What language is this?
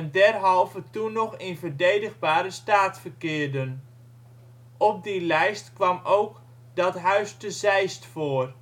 Dutch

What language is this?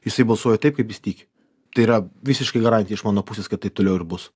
Lithuanian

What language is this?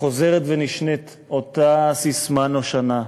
Hebrew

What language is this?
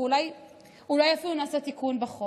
Hebrew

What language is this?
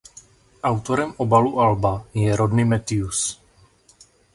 Czech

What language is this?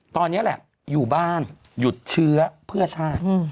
Thai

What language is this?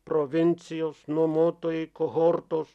Lithuanian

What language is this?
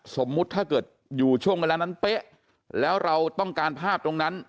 Thai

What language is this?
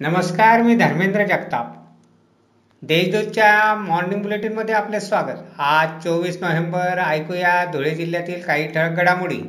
Marathi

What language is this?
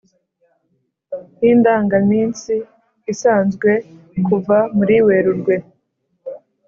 Kinyarwanda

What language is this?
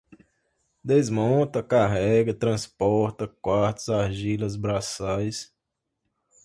Portuguese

